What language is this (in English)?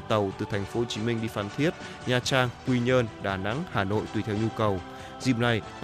Vietnamese